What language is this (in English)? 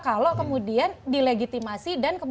Indonesian